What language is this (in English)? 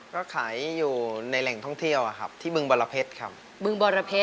Thai